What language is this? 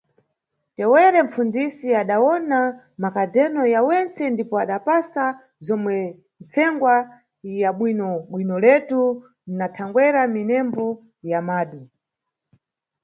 Nyungwe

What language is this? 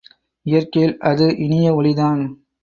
Tamil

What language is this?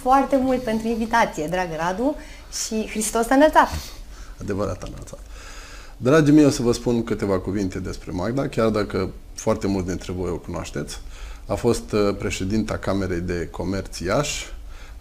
Romanian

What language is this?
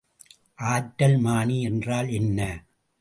Tamil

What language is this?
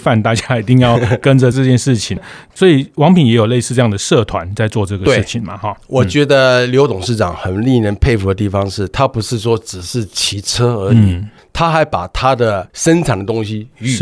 Chinese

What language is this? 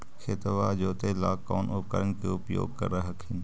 Magahi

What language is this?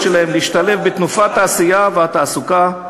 Hebrew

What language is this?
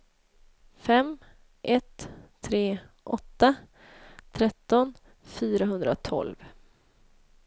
Swedish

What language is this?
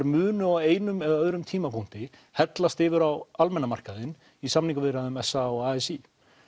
Icelandic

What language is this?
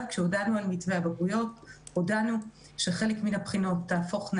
Hebrew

